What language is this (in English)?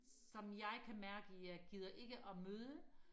Danish